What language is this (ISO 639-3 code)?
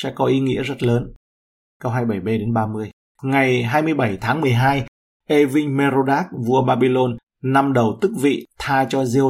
vie